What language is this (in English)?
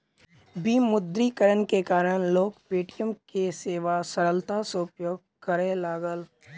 Maithili